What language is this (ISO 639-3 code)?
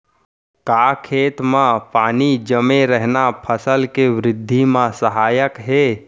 hne